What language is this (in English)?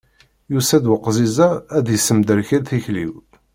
Kabyle